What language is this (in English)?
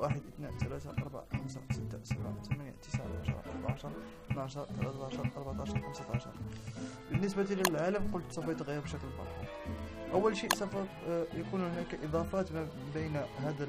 Arabic